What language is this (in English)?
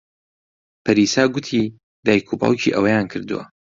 Central Kurdish